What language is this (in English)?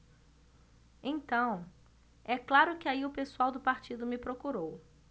Portuguese